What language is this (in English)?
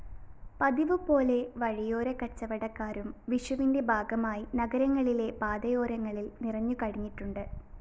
Malayalam